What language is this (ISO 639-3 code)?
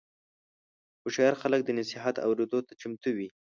pus